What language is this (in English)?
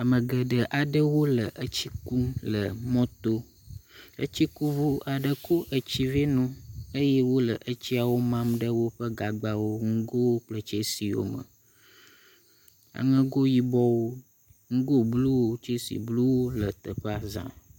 Ewe